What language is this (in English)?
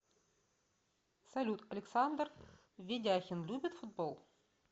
Russian